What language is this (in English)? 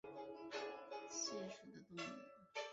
Chinese